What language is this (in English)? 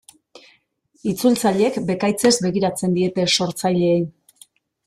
Basque